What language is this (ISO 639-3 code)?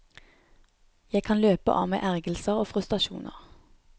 nor